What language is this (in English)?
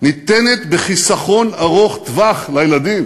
Hebrew